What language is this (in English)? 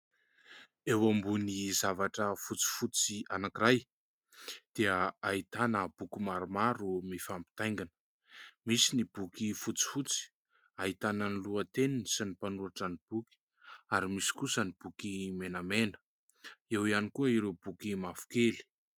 Malagasy